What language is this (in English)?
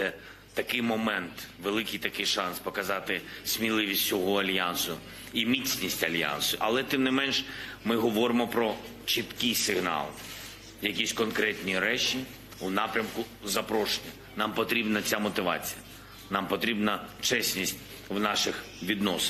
Ukrainian